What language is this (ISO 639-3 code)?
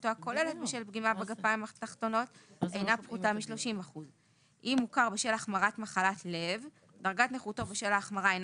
heb